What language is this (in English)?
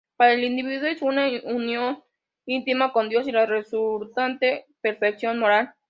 Spanish